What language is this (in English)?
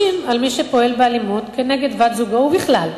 Hebrew